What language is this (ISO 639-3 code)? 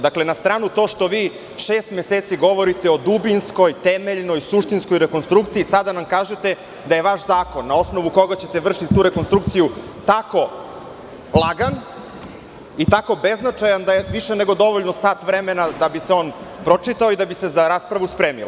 srp